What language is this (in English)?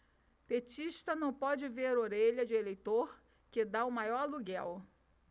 Portuguese